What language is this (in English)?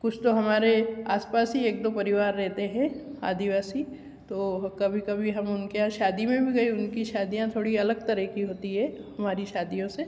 Hindi